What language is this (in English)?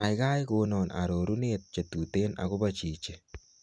Kalenjin